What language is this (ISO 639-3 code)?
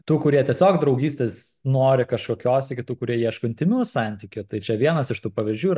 lit